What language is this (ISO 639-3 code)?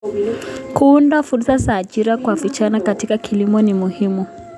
kln